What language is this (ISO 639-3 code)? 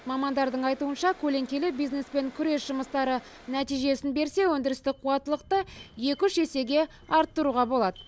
kaz